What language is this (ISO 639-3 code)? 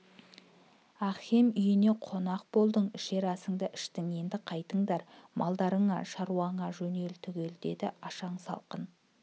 kaz